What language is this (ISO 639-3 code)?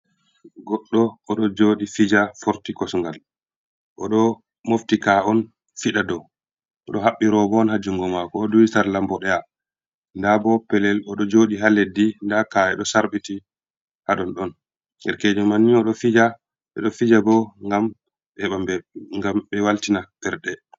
ful